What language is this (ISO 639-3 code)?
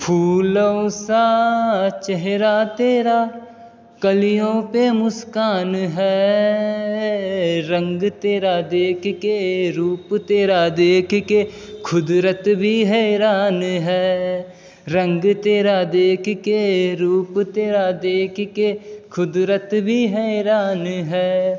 mai